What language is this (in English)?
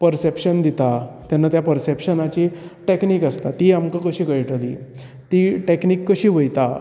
Konkani